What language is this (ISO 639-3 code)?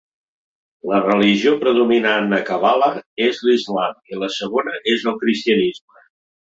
cat